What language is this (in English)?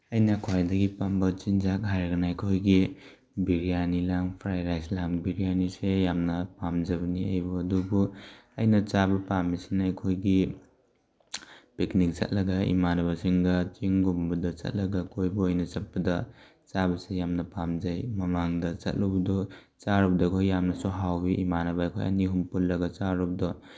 Manipuri